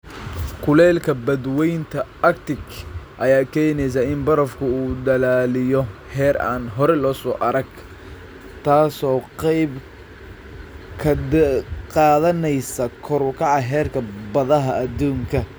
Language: Somali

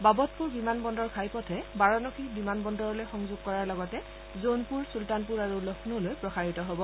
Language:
Assamese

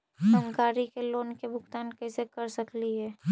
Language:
Magahi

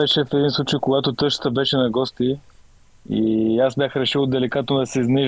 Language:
Bulgarian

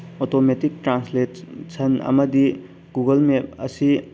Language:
Manipuri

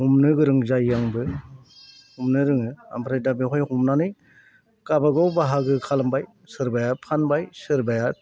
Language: Bodo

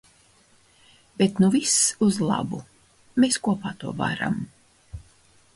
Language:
Latvian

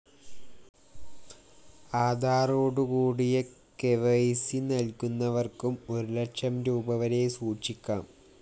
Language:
Malayalam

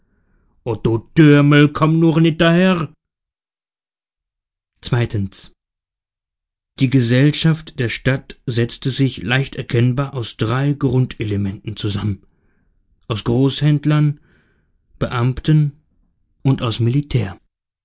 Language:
German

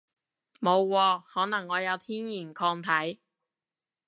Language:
Cantonese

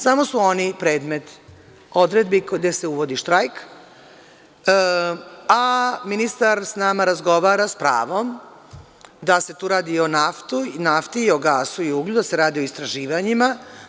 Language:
Serbian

